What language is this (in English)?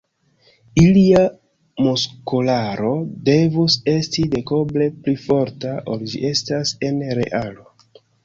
Esperanto